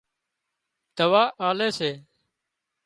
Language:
Wadiyara Koli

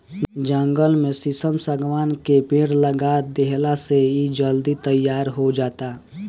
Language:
Bhojpuri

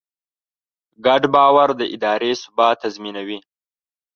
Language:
Pashto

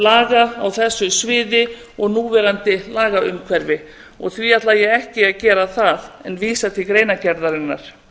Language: Icelandic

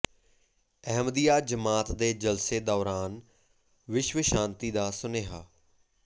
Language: Punjabi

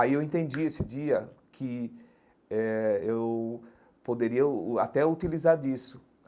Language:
Portuguese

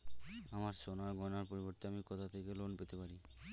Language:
Bangla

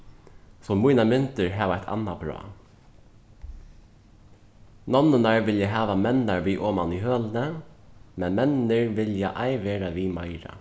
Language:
Faroese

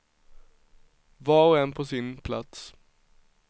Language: Swedish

